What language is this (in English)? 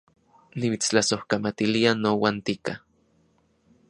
Central Puebla Nahuatl